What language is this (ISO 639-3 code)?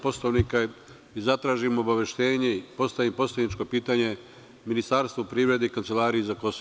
srp